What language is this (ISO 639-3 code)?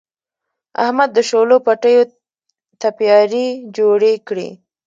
pus